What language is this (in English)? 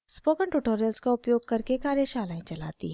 Hindi